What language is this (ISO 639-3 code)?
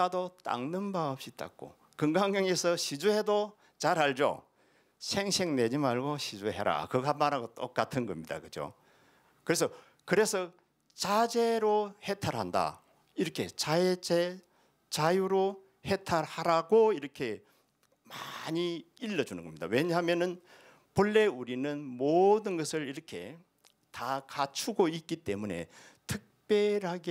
kor